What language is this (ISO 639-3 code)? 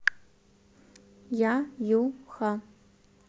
rus